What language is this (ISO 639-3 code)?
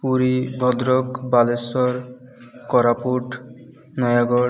ori